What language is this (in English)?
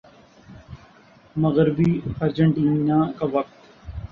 Urdu